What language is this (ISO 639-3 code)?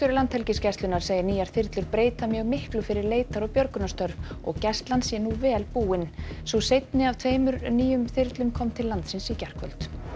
isl